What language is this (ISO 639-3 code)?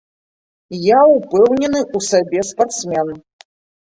bel